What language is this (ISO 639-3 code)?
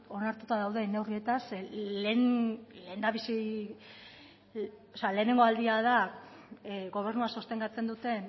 eus